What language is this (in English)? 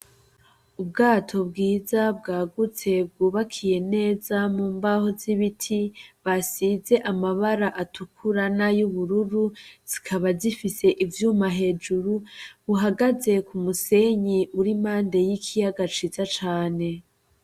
Rundi